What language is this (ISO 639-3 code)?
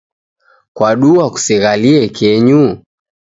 dav